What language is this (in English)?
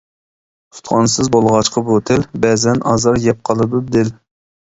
Uyghur